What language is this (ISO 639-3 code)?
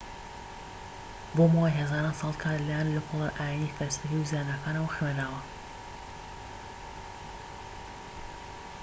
ckb